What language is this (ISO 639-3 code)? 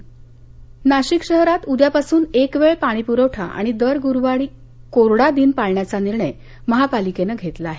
mar